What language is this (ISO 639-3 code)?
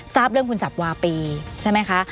tha